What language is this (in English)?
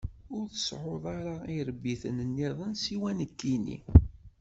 Kabyle